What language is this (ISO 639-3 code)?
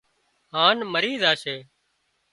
kxp